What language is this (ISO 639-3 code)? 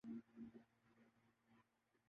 urd